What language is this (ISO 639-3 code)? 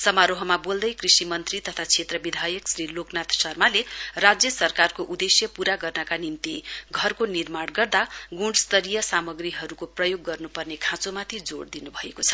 nep